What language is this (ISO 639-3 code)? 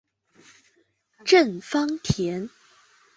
zho